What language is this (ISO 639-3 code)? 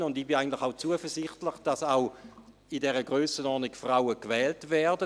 gsw